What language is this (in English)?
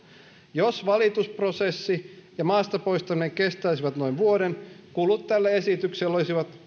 Finnish